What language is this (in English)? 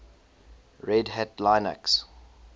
English